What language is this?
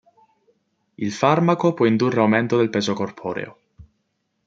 Italian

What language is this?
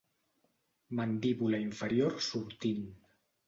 Catalan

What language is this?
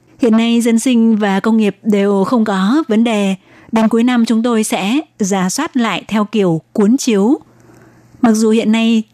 Vietnamese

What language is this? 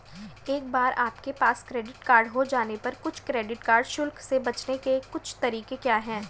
Hindi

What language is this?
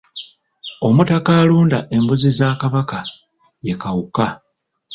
Ganda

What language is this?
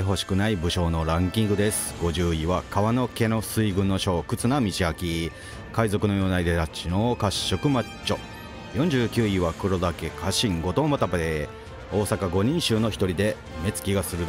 Japanese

